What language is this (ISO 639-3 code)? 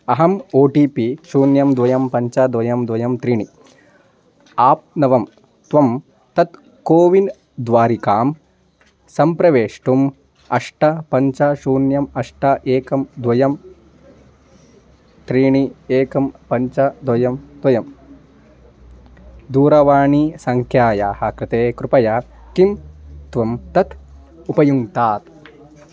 san